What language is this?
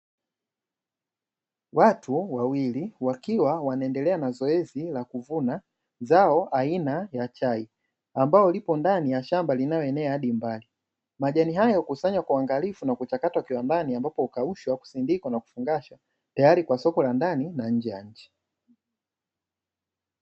Swahili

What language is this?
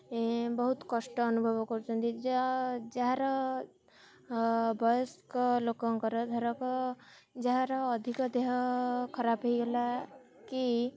Odia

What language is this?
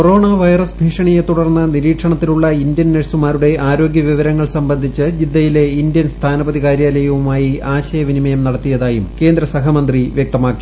Malayalam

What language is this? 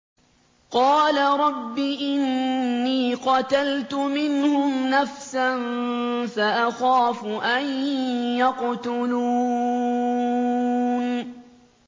Arabic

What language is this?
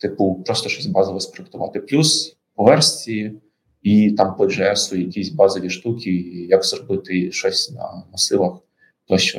Ukrainian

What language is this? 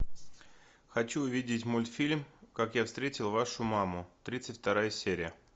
Russian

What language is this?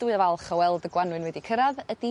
Welsh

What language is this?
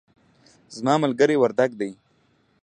Pashto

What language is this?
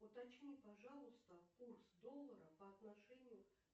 Russian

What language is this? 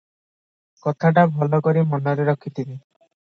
Odia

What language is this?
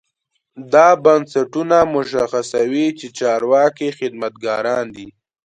Pashto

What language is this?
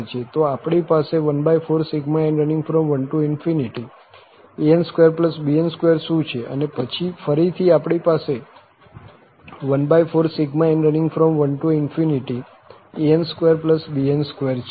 Gujarati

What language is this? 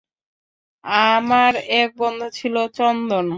Bangla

